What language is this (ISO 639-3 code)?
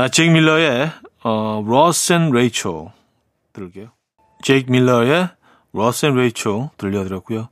kor